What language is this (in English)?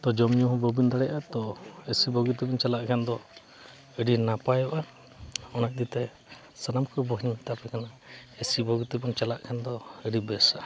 Santali